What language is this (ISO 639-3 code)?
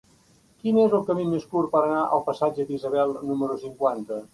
cat